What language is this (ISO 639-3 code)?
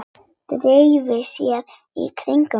isl